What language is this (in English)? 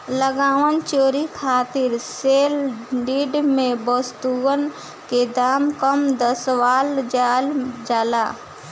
Bhojpuri